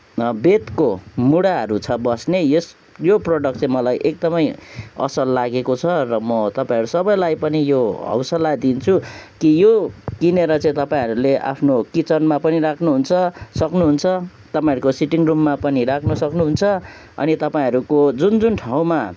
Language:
Nepali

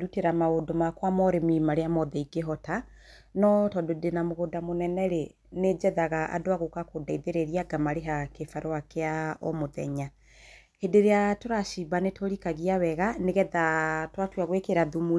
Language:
Kikuyu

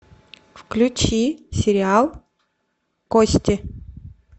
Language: Russian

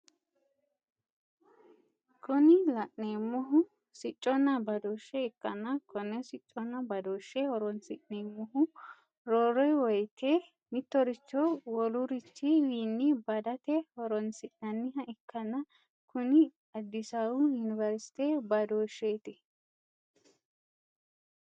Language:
Sidamo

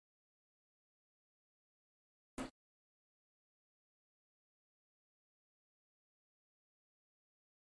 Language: Russian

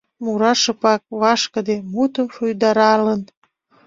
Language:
Mari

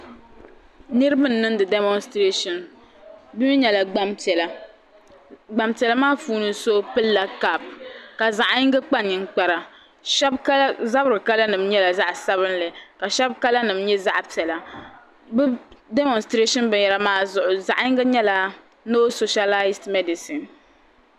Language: Dagbani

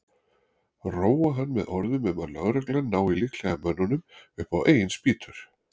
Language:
Icelandic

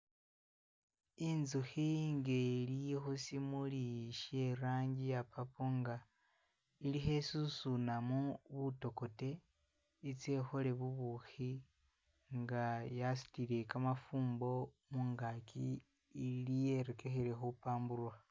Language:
Masaaba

